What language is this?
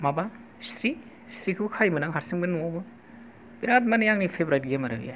Bodo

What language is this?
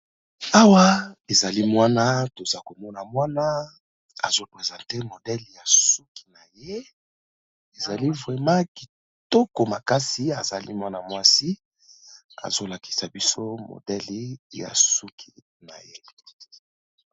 Lingala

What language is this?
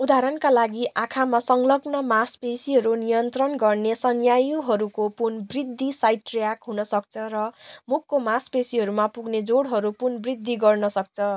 Nepali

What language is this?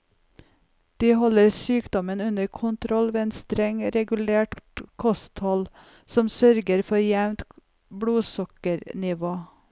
Norwegian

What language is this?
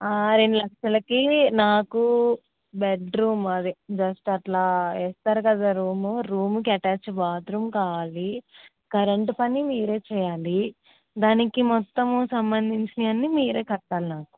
Telugu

